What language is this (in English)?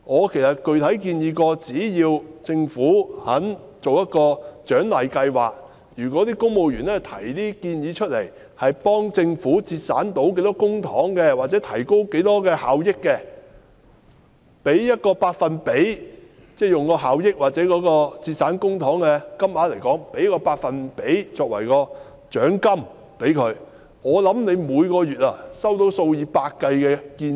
Cantonese